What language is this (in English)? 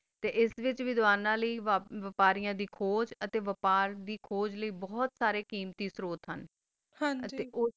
Punjabi